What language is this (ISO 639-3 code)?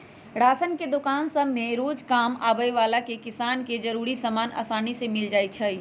mag